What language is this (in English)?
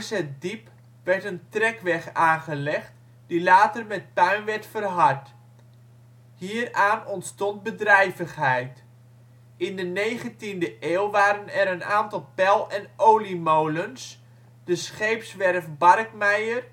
Dutch